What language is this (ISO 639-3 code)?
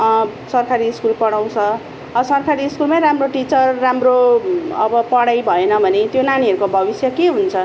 nep